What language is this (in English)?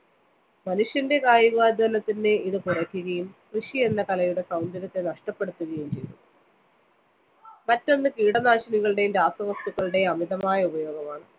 Malayalam